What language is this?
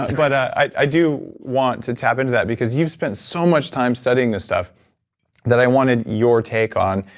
English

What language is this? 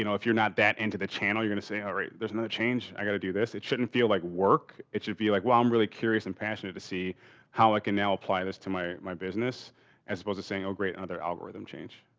English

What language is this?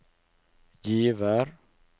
Norwegian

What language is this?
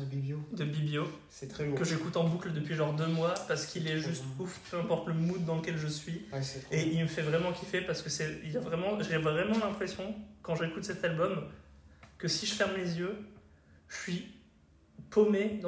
French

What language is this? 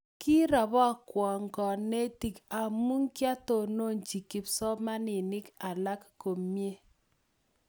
Kalenjin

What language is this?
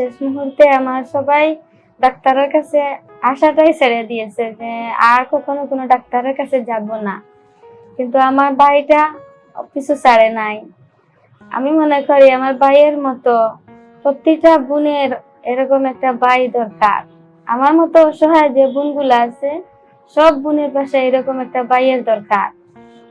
Turkish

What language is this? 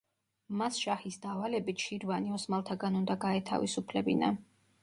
Georgian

